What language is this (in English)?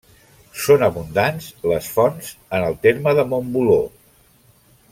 Catalan